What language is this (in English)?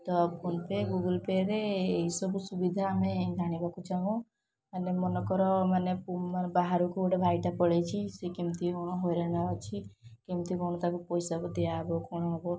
Odia